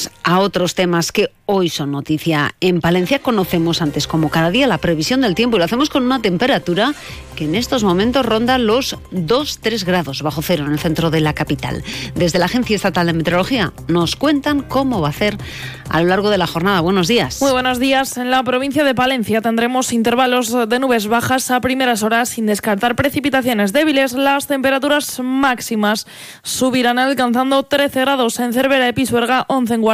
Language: Spanish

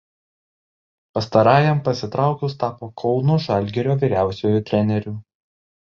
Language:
Lithuanian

